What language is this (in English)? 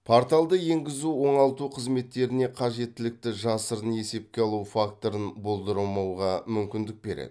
Kazakh